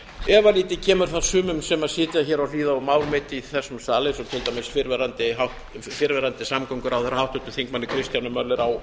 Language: Icelandic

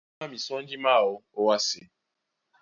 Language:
Duala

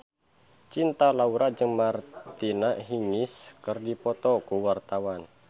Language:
Sundanese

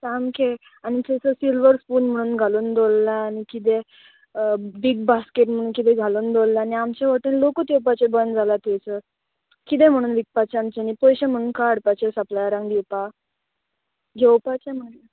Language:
Konkani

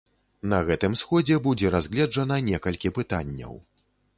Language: Belarusian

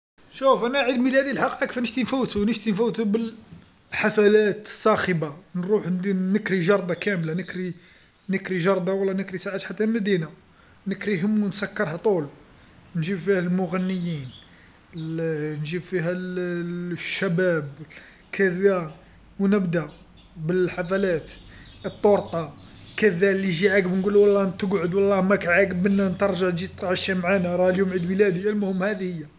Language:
Algerian Arabic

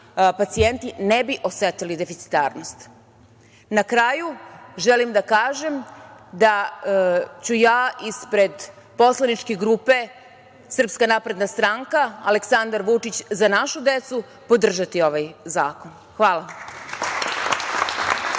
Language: Serbian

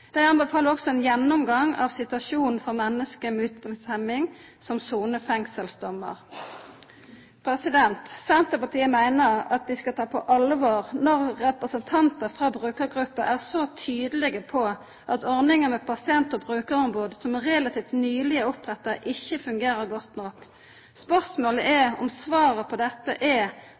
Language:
Norwegian Nynorsk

